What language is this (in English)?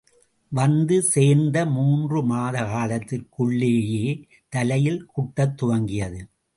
Tamil